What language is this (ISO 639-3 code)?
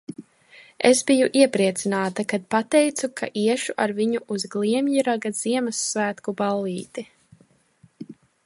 lav